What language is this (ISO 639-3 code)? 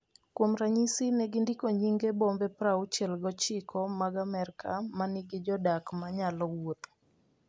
luo